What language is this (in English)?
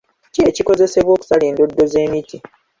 Ganda